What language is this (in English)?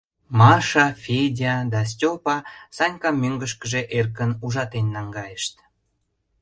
Mari